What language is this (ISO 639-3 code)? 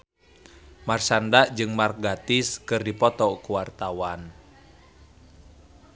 sun